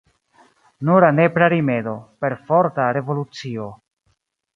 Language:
Esperanto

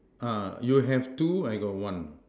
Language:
English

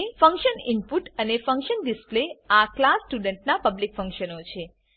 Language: Gujarati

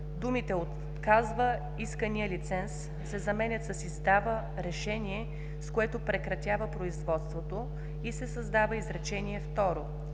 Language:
Bulgarian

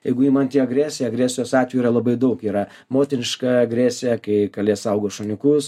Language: Lithuanian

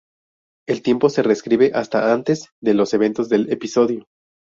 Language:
Spanish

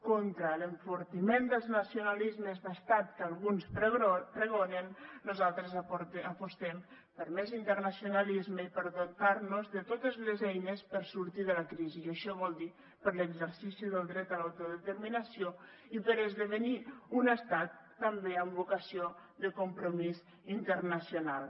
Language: Catalan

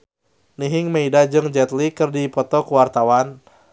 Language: Sundanese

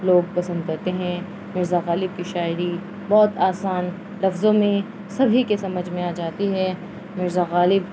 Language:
Urdu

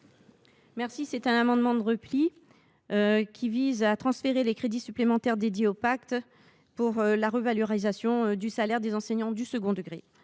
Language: French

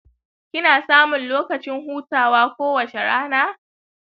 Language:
Hausa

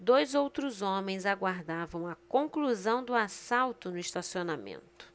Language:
Portuguese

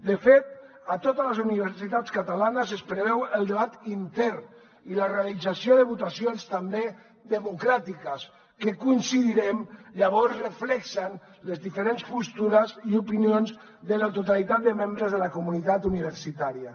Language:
Catalan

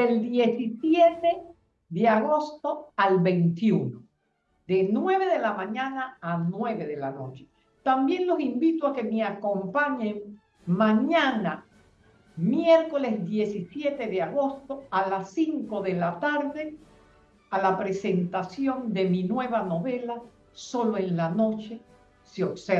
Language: Spanish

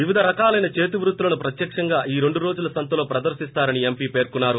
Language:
Telugu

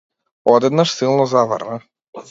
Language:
Macedonian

